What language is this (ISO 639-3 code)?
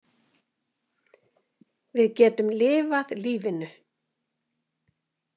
isl